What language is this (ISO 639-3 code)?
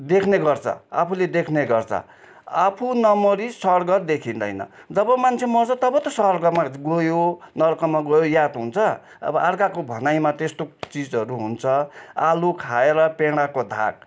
nep